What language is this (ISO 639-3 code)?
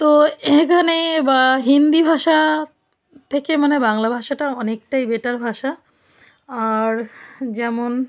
ben